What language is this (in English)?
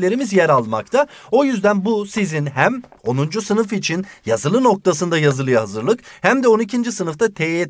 Turkish